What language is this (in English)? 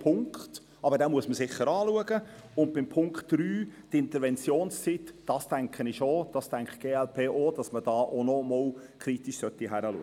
Swiss German